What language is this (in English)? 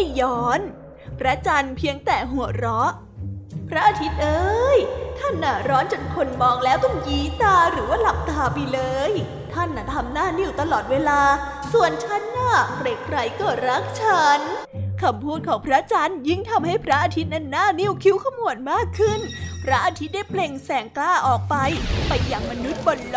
Thai